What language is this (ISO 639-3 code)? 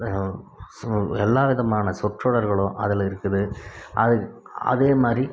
tam